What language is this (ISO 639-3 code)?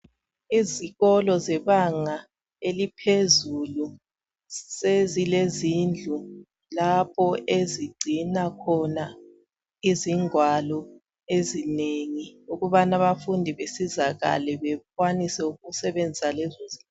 nde